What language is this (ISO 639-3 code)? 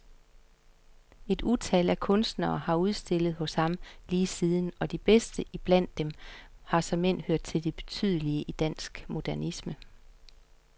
dan